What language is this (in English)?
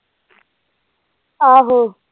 Punjabi